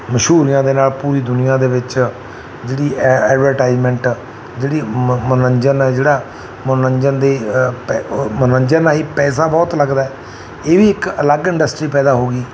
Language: Punjabi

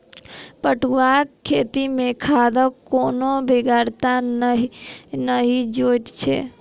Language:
Maithili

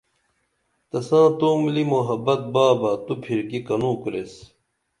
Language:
Dameli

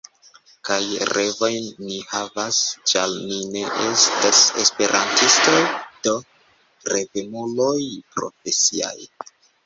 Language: Esperanto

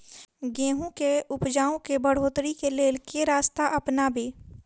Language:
Maithili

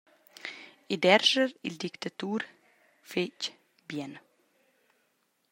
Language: Romansh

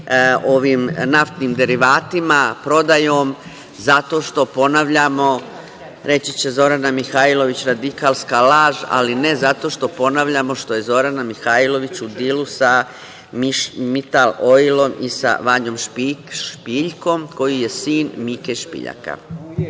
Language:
Serbian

